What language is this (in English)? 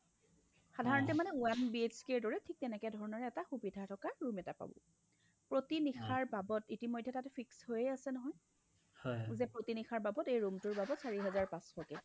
Assamese